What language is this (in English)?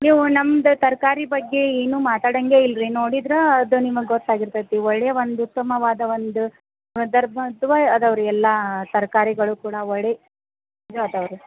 Kannada